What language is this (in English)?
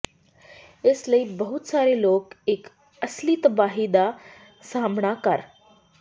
Punjabi